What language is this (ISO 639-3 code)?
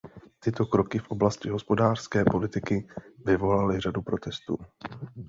ces